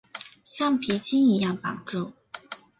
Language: Chinese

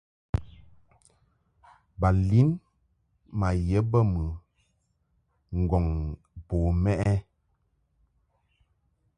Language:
Mungaka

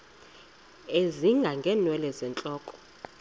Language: Xhosa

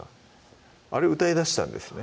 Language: Japanese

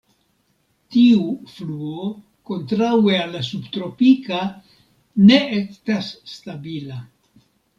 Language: Esperanto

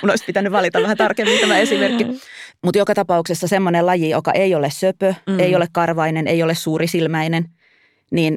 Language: Finnish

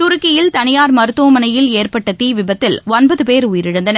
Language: Tamil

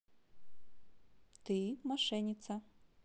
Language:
Russian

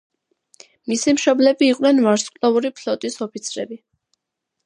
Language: Georgian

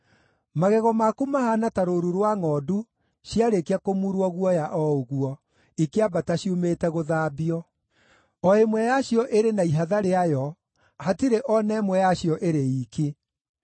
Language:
Kikuyu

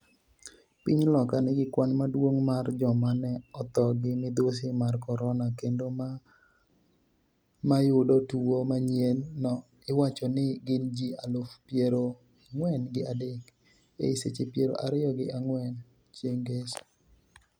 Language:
Luo (Kenya and Tanzania)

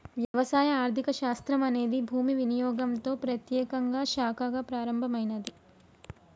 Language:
Telugu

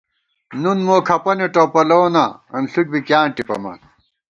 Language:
Gawar-Bati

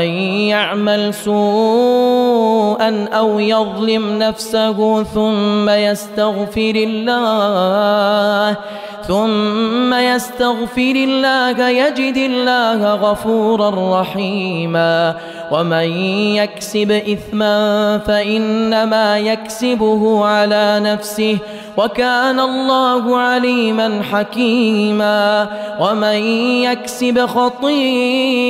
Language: Arabic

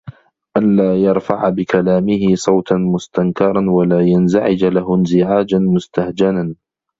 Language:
Arabic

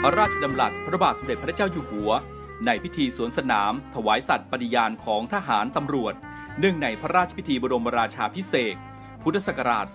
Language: Thai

